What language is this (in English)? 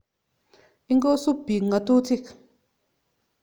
Kalenjin